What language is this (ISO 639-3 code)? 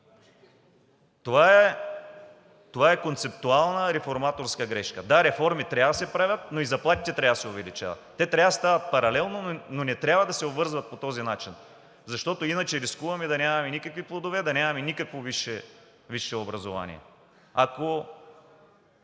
bul